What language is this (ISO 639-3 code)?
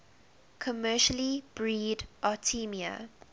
eng